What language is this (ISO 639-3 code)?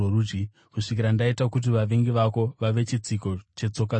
sna